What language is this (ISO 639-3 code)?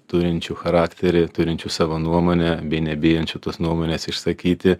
lit